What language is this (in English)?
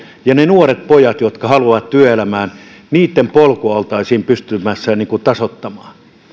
Finnish